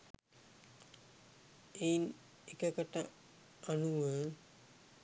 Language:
Sinhala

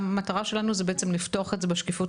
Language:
Hebrew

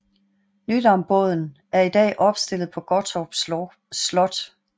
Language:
Danish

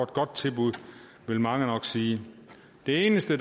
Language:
Danish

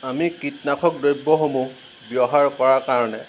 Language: Assamese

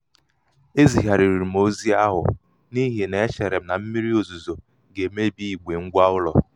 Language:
Igbo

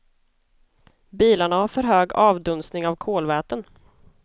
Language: Swedish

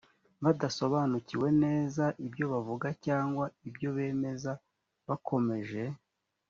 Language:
Kinyarwanda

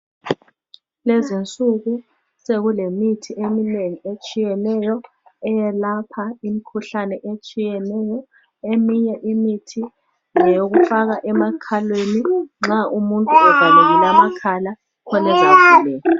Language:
North Ndebele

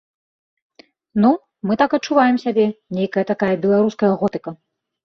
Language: Belarusian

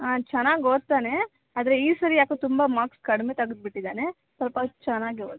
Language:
Kannada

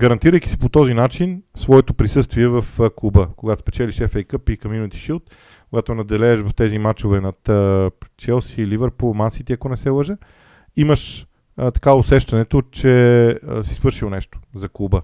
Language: Bulgarian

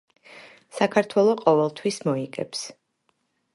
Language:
Georgian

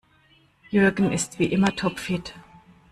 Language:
German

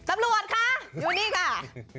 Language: Thai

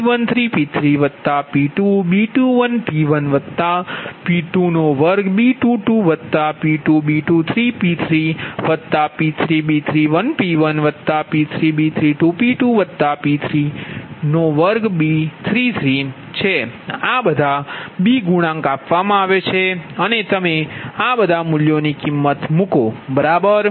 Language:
Gujarati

